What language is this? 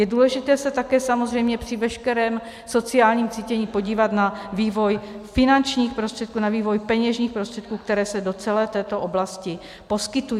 Czech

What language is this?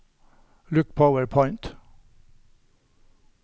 Norwegian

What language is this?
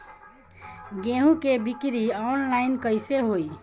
Bhojpuri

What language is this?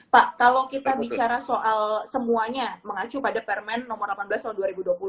Indonesian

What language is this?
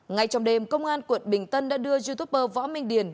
Vietnamese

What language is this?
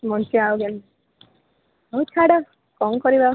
Odia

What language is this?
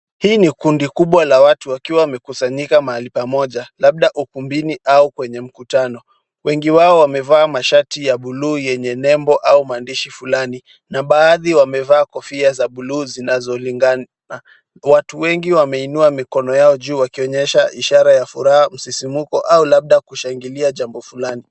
Swahili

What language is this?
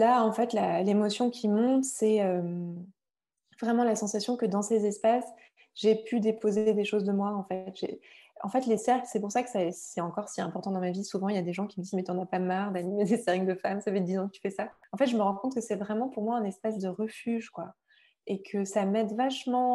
French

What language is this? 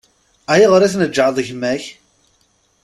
Kabyle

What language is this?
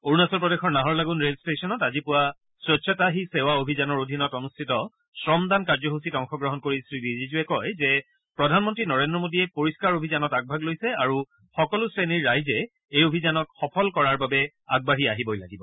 Assamese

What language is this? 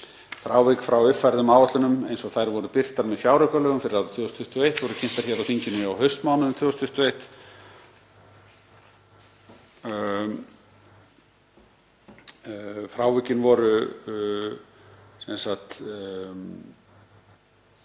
Icelandic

